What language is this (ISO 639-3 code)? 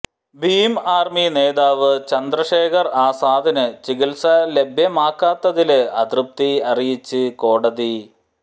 mal